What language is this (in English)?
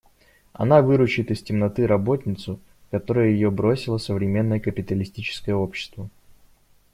Russian